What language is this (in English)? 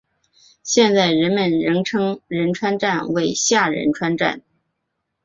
Chinese